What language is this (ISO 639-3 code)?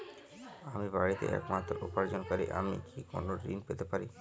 ben